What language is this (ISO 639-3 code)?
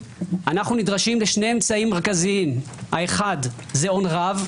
heb